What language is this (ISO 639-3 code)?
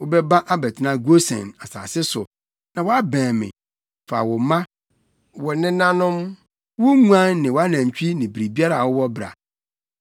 aka